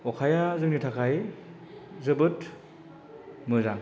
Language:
Bodo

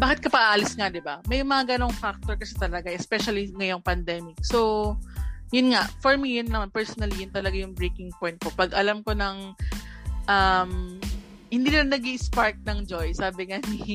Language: Filipino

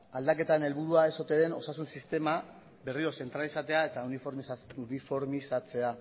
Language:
Basque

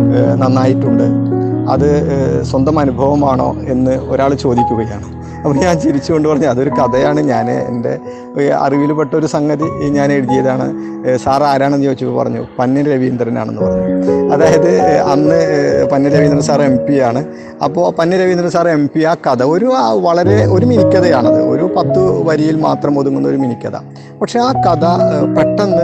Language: Malayalam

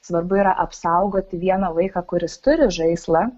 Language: Lithuanian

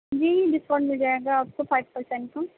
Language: Urdu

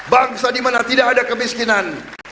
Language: Indonesian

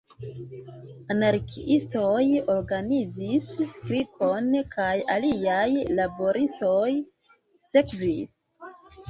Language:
Esperanto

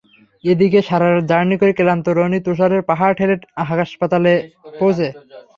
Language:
Bangla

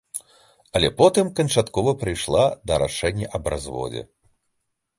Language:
Belarusian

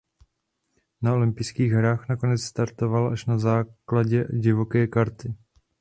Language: Czech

